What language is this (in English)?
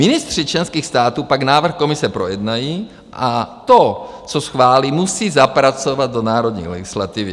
Czech